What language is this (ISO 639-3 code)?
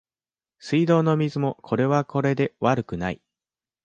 jpn